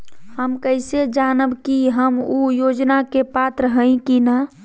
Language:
Magahi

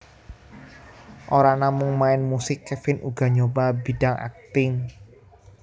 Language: Javanese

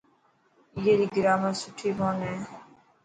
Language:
Dhatki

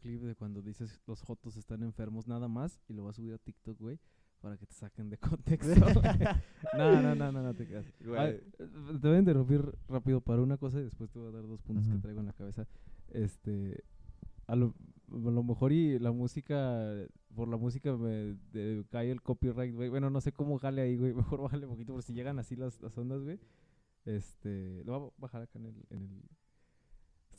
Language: Spanish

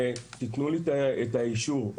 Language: Hebrew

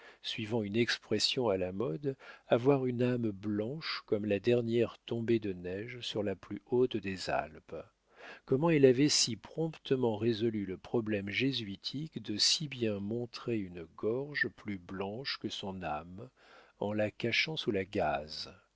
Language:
French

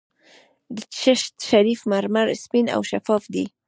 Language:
Pashto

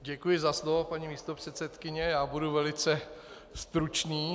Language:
Czech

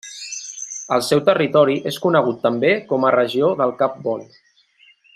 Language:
Catalan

